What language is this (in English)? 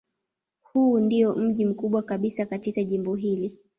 Swahili